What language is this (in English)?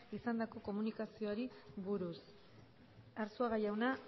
Basque